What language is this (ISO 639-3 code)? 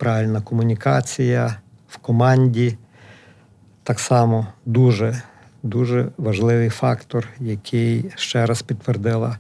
ukr